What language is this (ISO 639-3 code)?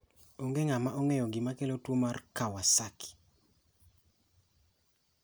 luo